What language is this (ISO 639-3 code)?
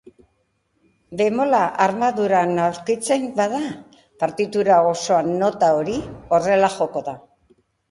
eus